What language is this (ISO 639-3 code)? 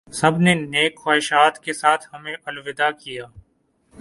urd